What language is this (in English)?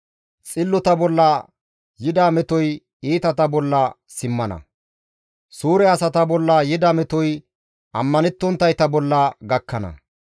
Gamo